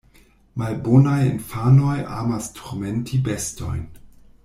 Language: Esperanto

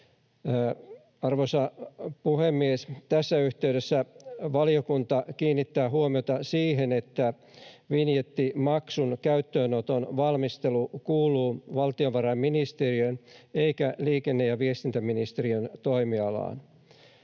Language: Finnish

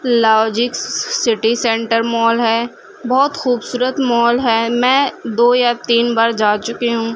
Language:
Urdu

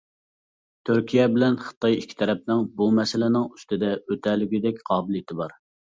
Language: Uyghur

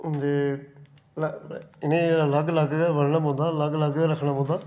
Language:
Dogri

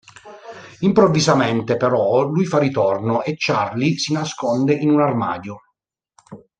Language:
Italian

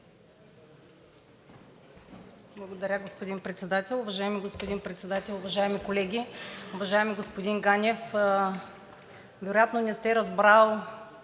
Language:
Bulgarian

